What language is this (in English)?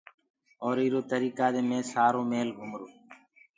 Gurgula